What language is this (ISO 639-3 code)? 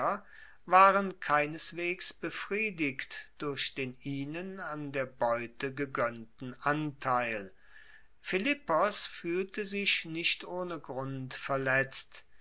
deu